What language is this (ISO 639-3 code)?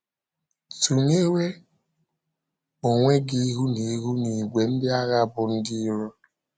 ibo